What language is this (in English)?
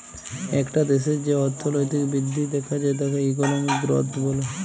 Bangla